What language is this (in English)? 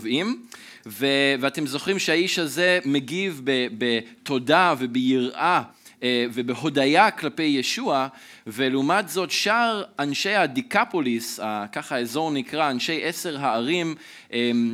Hebrew